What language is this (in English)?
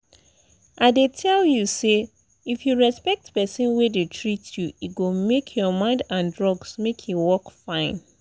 Nigerian Pidgin